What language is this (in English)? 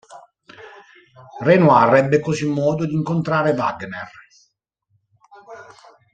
Italian